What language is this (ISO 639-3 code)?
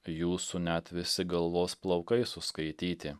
lit